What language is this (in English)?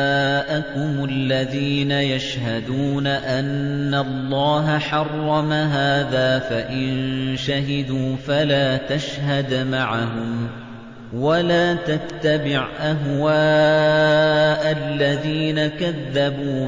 Arabic